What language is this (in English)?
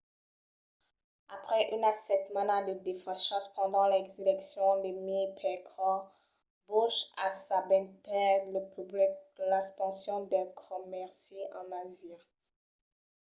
Occitan